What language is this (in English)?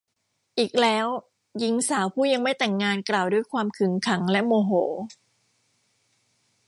Thai